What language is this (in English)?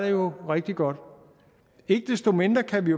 Danish